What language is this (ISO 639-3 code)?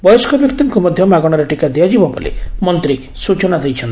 ori